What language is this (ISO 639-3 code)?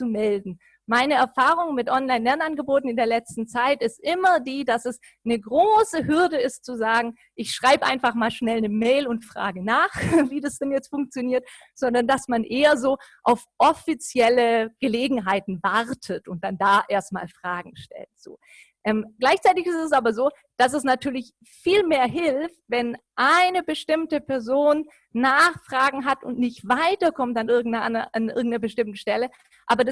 deu